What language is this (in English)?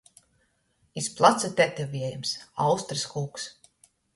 Latgalian